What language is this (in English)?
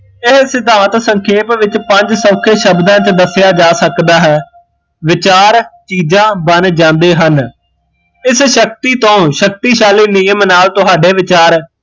Punjabi